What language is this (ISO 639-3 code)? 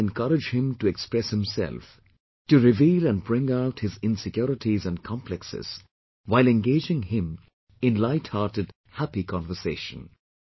eng